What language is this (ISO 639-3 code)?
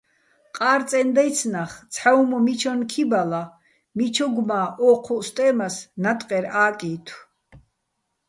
bbl